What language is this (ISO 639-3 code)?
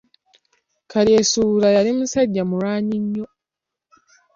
lug